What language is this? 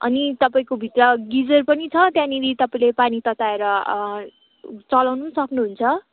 Nepali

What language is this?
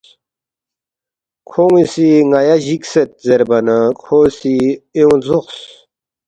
Balti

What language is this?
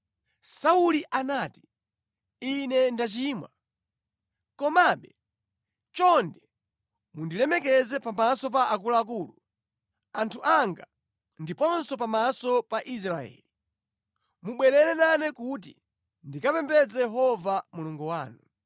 Nyanja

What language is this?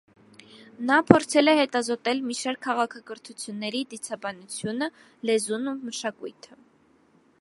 Armenian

